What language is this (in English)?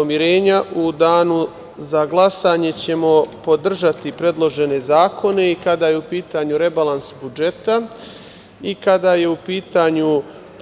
Serbian